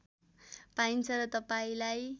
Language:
Nepali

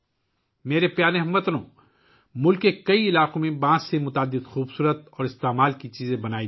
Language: Urdu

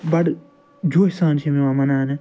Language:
Kashmiri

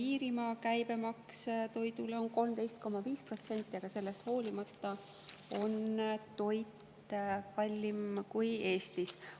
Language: Estonian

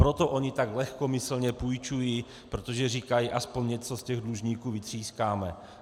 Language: Czech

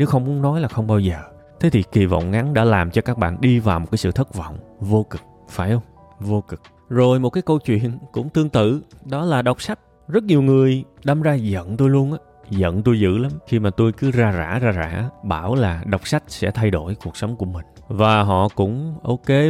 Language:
Vietnamese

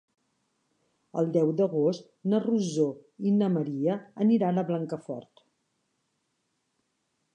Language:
Catalan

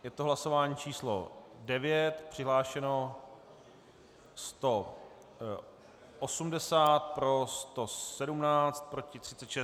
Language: Czech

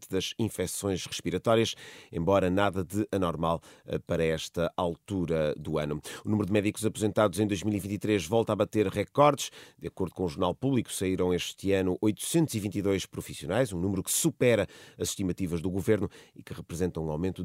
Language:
Portuguese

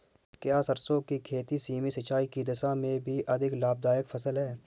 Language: Hindi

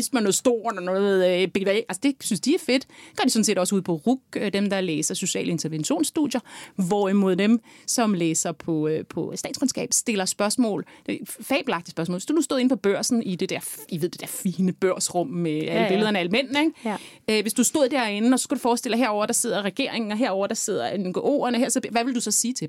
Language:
Danish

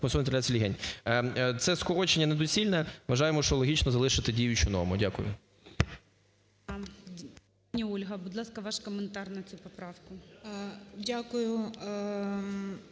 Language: Ukrainian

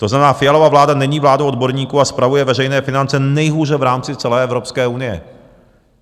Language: Czech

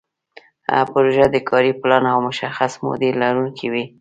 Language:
Pashto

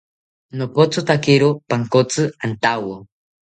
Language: South Ucayali Ashéninka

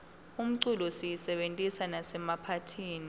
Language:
Swati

